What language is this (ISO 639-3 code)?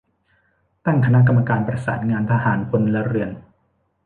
tha